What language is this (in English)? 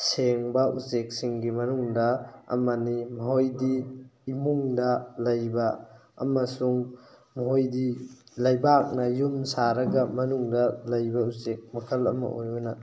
Manipuri